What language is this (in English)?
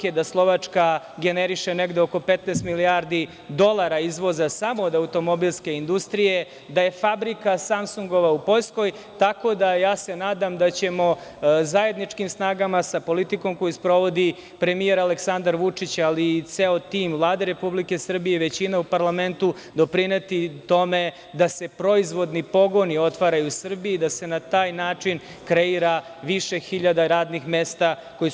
Serbian